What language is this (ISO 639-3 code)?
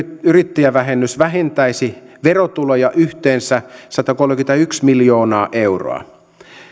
fin